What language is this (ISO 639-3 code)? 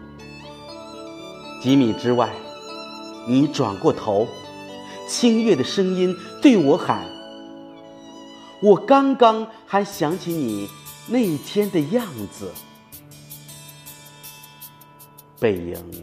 zho